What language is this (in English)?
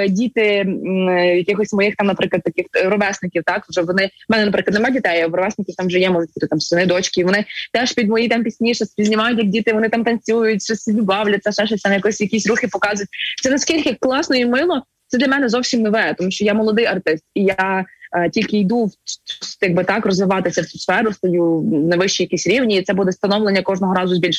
Ukrainian